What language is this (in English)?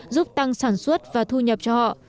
Vietnamese